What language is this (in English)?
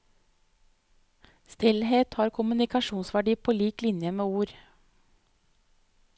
Norwegian